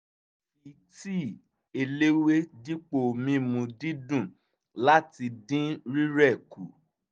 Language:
Yoruba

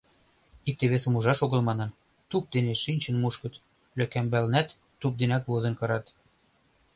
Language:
Mari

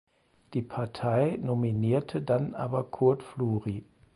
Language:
German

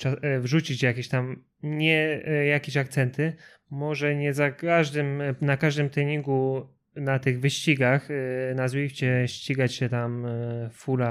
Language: Polish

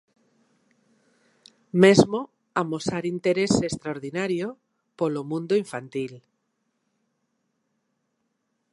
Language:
Galician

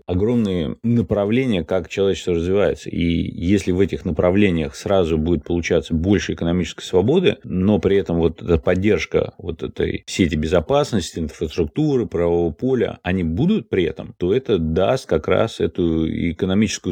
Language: Russian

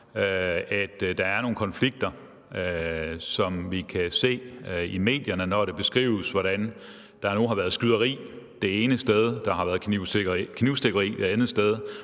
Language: Danish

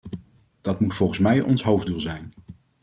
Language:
Dutch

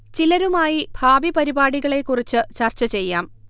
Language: Malayalam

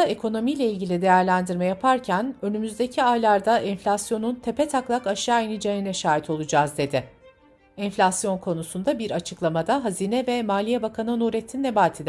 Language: Turkish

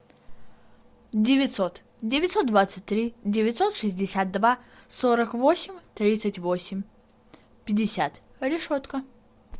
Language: Russian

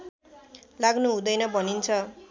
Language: Nepali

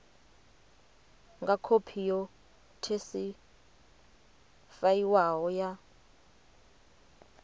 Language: Venda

